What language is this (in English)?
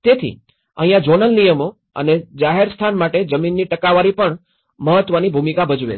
Gujarati